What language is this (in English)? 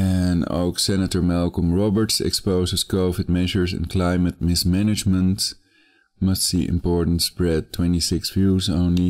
Dutch